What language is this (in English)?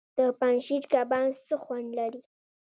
Pashto